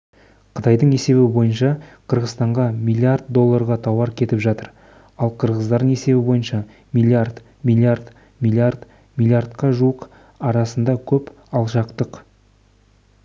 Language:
Kazakh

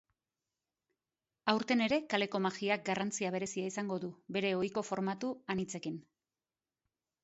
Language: Basque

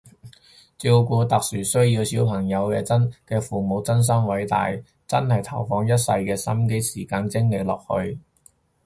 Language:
Cantonese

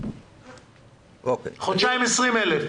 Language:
Hebrew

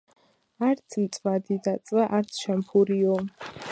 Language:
Georgian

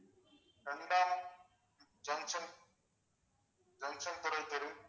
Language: Tamil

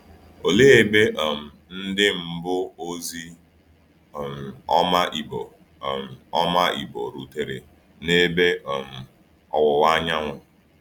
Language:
Igbo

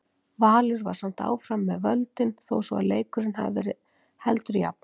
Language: Icelandic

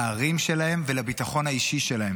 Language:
Hebrew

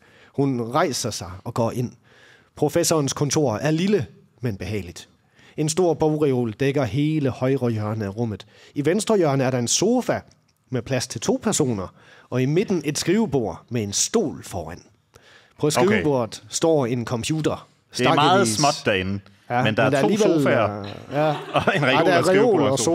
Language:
Danish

